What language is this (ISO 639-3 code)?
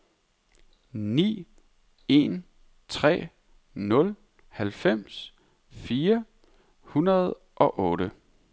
dan